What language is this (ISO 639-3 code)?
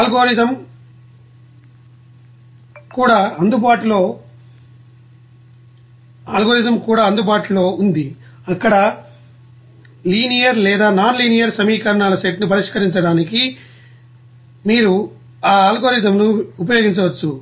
tel